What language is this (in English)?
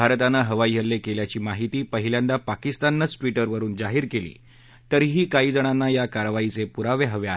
Marathi